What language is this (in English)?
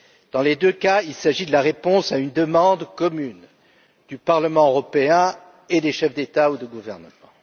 French